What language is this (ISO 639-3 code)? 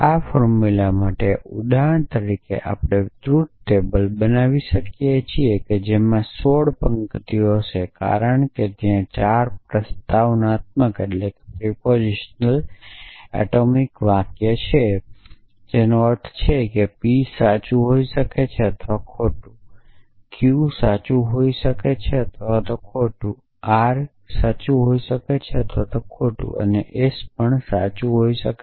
guj